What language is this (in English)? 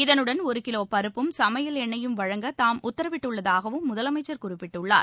Tamil